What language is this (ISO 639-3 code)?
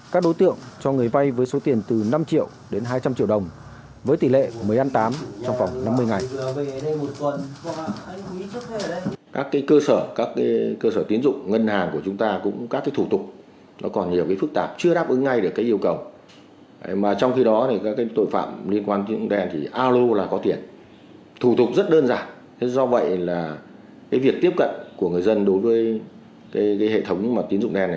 vie